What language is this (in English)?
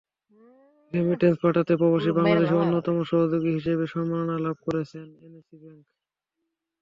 Bangla